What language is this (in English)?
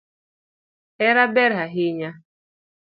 Luo (Kenya and Tanzania)